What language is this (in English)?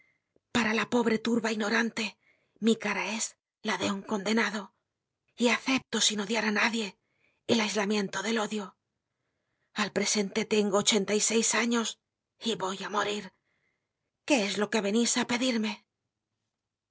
Spanish